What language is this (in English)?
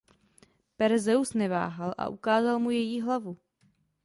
Czech